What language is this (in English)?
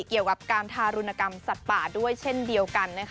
Thai